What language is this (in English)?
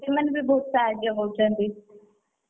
Odia